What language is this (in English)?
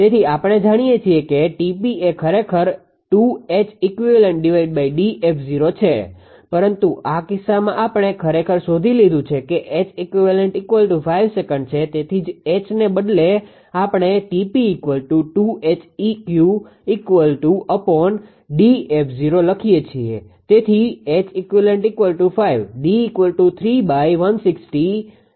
Gujarati